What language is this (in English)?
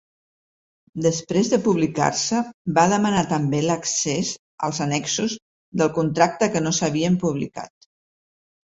Catalan